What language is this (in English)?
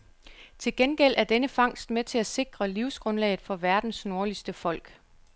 Danish